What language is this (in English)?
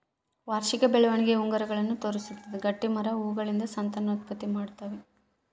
Kannada